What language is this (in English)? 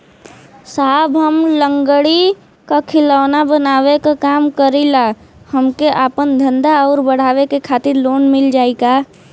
Bhojpuri